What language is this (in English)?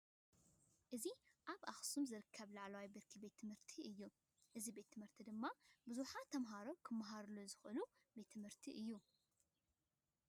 Tigrinya